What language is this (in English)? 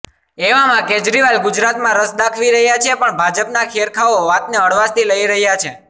Gujarati